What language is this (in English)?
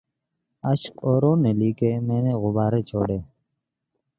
Urdu